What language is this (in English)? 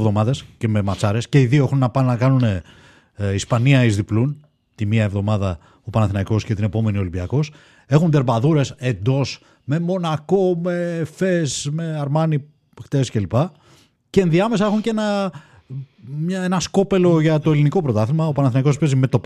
Greek